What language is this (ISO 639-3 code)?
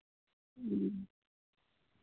sat